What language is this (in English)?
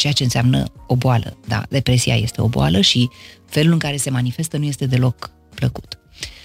Romanian